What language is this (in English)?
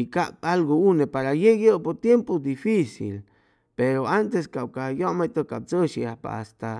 Chimalapa Zoque